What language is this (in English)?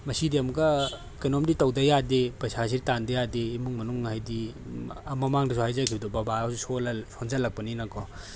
Manipuri